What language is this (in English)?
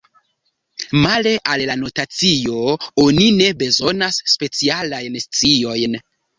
Esperanto